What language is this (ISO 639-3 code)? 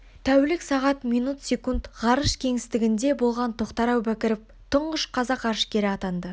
kaz